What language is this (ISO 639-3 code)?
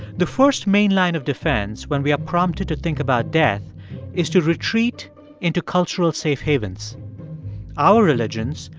eng